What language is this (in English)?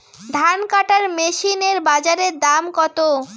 Bangla